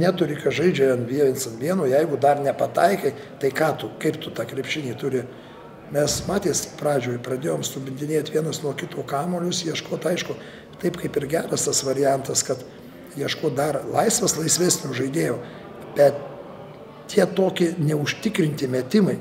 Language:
Lithuanian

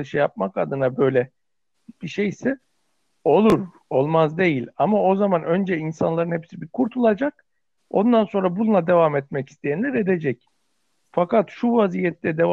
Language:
Turkish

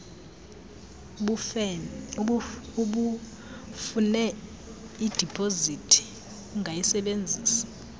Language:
Xhosa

